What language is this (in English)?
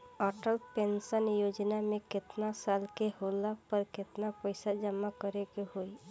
Bhojpuri